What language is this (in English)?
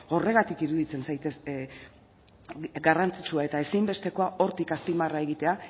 Basque